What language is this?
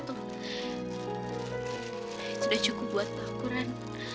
Indonesian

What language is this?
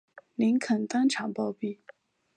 Chinese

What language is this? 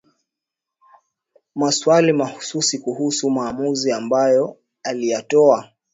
Swahili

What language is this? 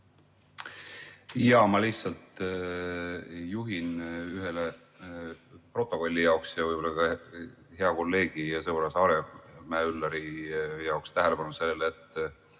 Estonian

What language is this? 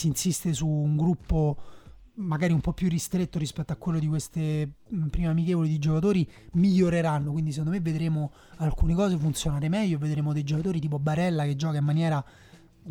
Italian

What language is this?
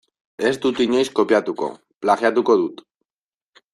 Basque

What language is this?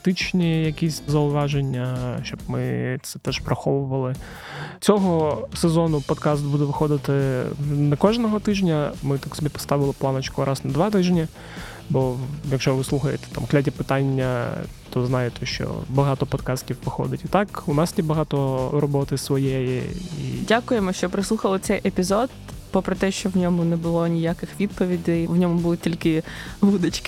Ukrainian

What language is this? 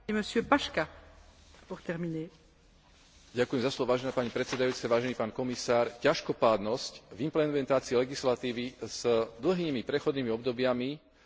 Slovak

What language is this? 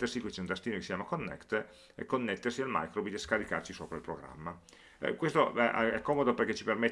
Italian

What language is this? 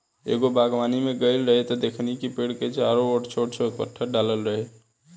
Bhojpuri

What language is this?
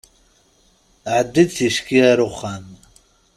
Kabyle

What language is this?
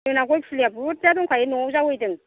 Bodo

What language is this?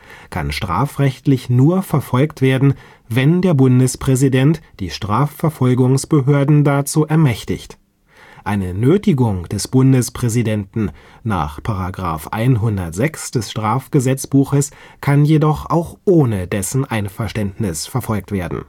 German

